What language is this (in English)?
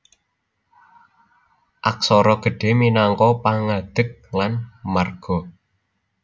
Javanese